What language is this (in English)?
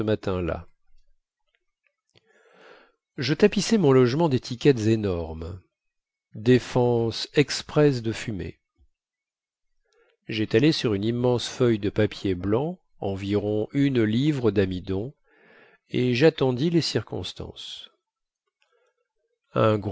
French